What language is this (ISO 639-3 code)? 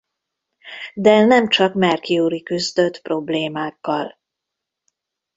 hun